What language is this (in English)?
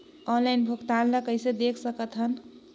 Chhattisgarhi